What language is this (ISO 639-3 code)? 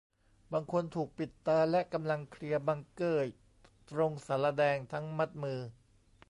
tha